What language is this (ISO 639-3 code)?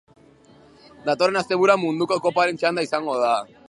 eus